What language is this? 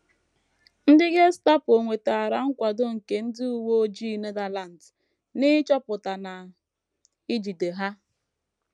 Igbo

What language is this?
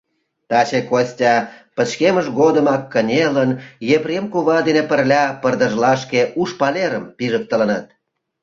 Mari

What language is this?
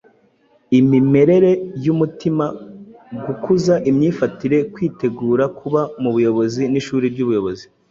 Kinyarwanda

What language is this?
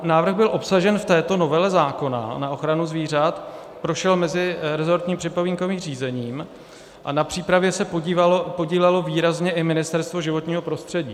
Czech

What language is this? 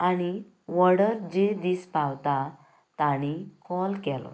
Konkani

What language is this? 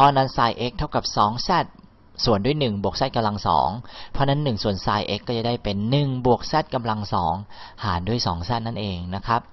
Thai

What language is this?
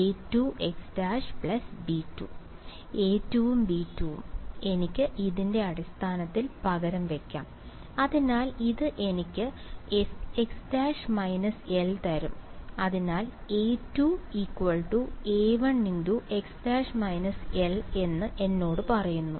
Malayalam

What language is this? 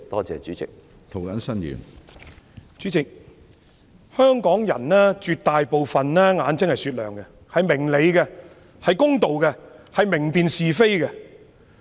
Cantonese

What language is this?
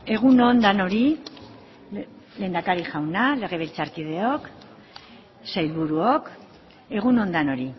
Basque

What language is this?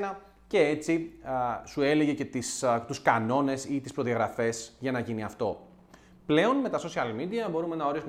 Greek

